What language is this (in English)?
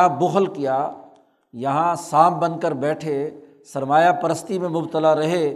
Urdu